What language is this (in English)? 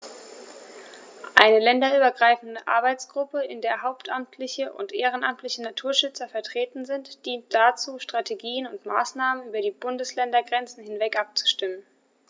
German